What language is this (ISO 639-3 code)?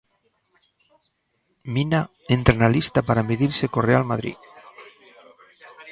glg